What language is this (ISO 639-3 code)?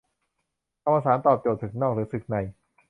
tha